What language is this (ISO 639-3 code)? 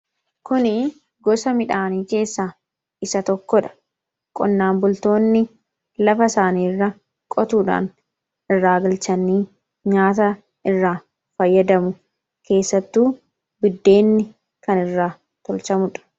orm